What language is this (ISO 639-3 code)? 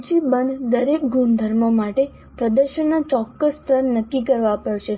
guj